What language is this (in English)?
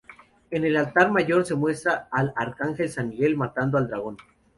Spanish